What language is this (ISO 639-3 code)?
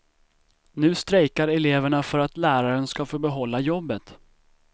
swe